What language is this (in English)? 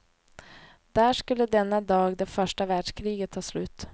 Swedish